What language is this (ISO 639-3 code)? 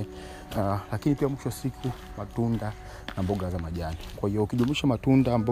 swa